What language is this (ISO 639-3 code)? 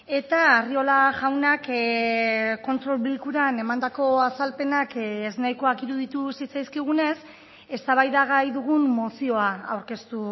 eus